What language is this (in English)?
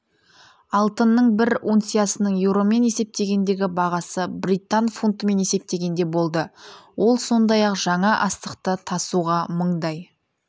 Kazakh